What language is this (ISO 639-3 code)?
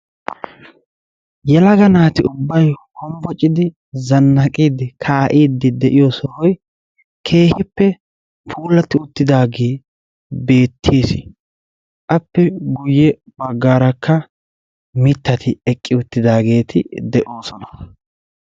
wal